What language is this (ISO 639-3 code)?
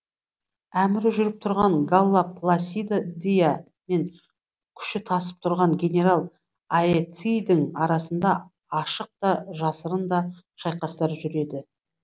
kaz